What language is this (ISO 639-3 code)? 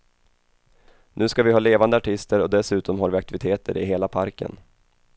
swe